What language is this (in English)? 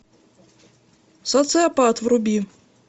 Russian